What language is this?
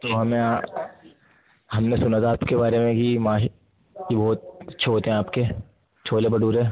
Urdu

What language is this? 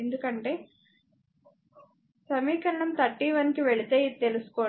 Telugu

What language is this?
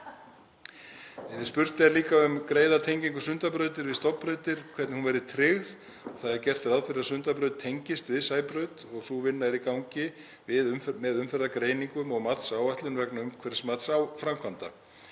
Icelandic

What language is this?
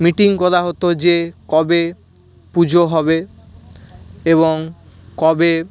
Bangla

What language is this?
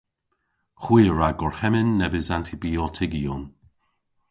Cornish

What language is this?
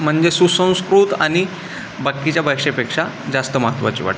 Marathi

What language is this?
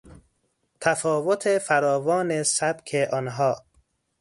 Persian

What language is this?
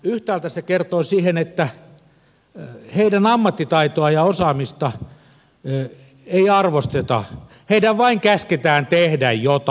Finnish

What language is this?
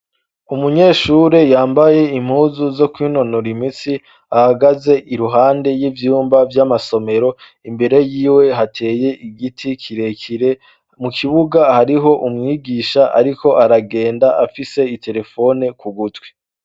Rundi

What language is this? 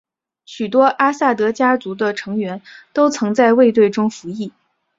Chinese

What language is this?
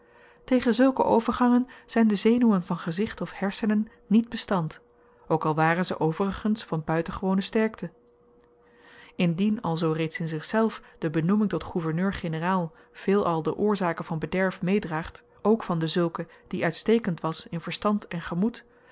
Dutch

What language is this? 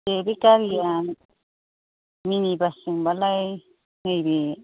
Bodo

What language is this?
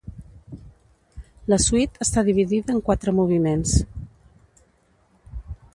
Catalan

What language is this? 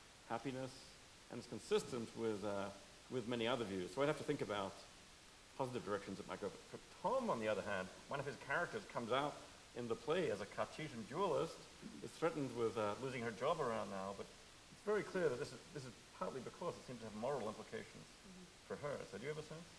English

